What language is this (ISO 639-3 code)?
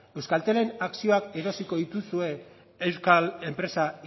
eus